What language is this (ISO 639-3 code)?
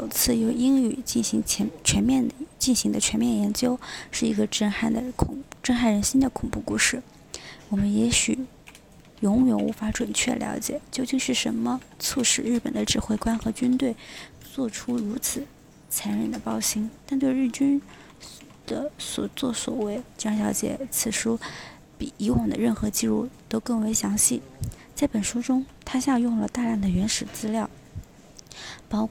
zho